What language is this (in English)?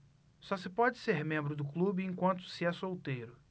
Portuguese